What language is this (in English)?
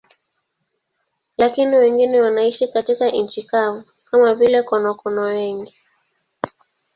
Swahili